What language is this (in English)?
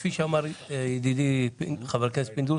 Hebrew